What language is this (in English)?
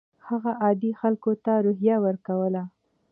Pashto